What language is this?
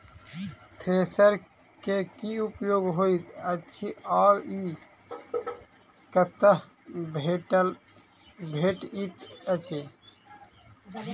Maithili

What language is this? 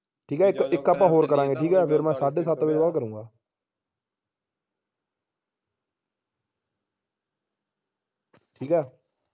Punjabi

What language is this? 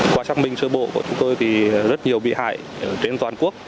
Vietnamese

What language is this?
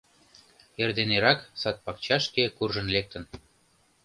Mari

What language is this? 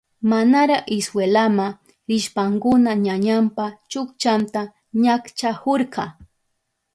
Southern Pastaza Quechua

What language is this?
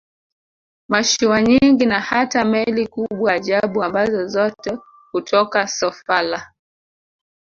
Swahili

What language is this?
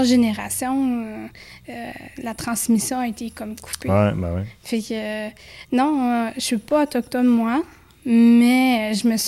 French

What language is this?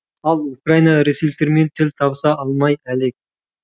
Kazakh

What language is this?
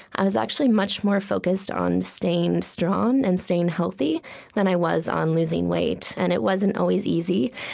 English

